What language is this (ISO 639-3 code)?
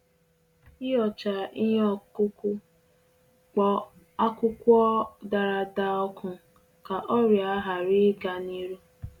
ibo